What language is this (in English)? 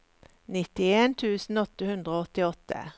Norwegian